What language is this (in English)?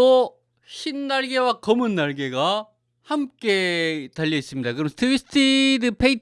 Korean